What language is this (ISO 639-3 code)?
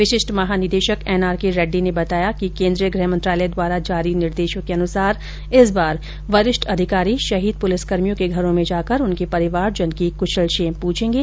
hin